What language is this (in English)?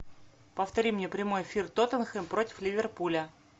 Russian